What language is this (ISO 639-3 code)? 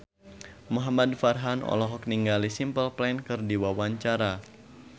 sun